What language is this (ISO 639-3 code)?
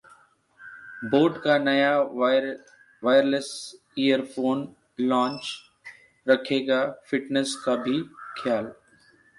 hin